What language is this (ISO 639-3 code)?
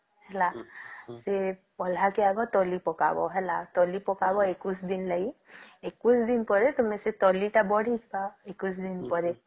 ori